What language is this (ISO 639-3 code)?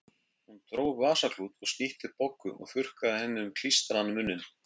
isl